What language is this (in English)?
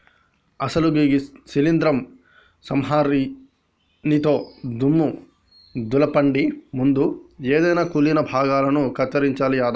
Telugu